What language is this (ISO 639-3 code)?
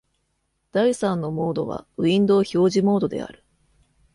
jpn